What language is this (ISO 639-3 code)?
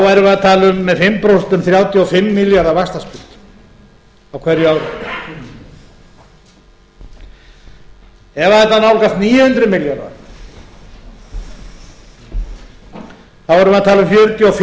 isl